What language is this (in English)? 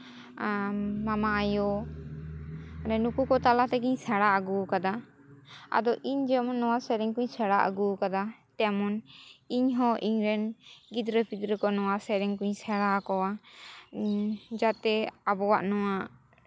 Santali